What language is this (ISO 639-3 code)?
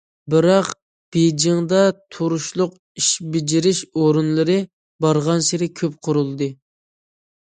uig